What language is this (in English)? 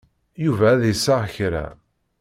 Kabyle